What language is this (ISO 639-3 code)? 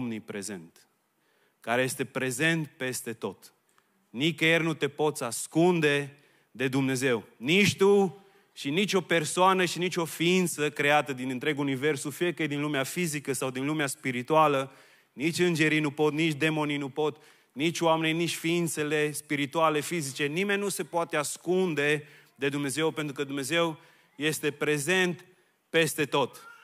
ron